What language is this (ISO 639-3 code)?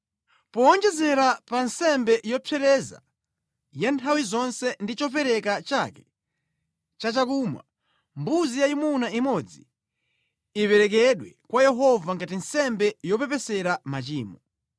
nya